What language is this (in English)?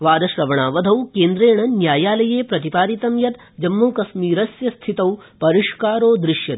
Sanskrit